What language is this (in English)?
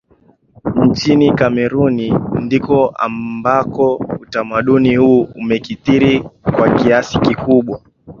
Swahili